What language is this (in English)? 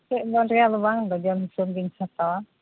Santali